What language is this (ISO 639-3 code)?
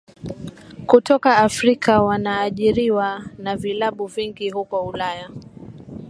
swa